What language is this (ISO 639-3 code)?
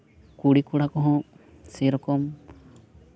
sat